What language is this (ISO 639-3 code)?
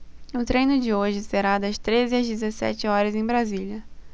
por